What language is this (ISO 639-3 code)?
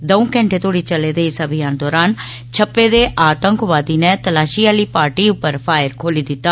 doi